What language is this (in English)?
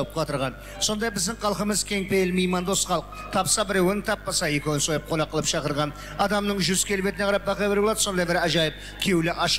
Turkish